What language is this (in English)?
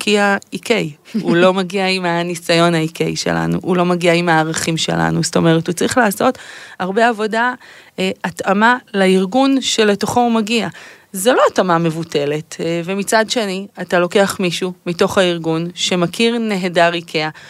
Hebrew